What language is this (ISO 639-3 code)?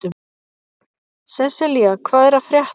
isl